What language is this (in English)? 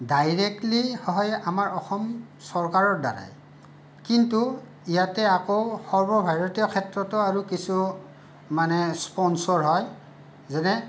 Assamese